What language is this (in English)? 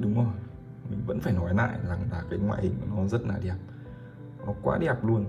Vietnamese